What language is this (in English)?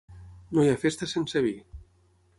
Catalan